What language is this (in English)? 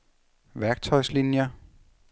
Danish